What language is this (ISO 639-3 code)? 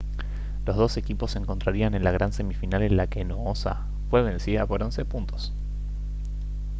spa